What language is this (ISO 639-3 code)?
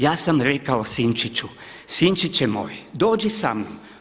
hrv